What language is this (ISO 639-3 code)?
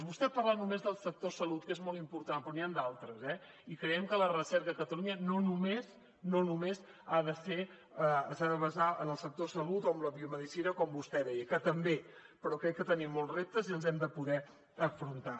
cat